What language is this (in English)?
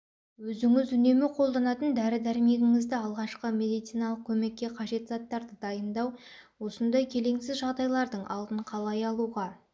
Kazakh